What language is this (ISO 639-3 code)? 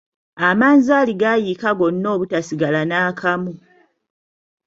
lug